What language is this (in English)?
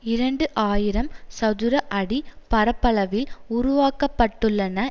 Tamil